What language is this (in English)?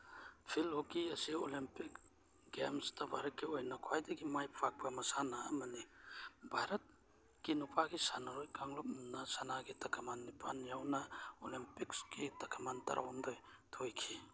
Manipuri